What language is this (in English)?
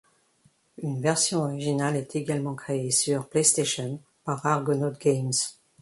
French